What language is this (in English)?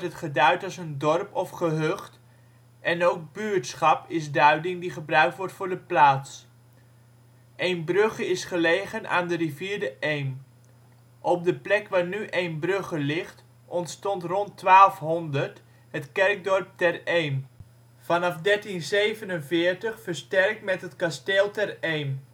Dutch